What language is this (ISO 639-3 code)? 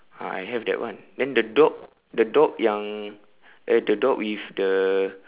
eng